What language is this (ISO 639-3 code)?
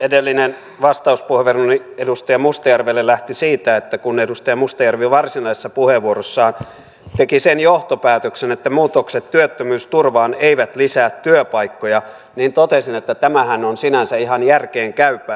fin